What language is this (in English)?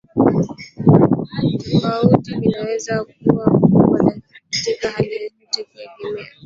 Swahili